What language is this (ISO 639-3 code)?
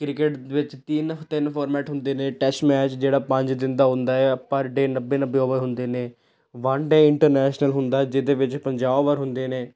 pan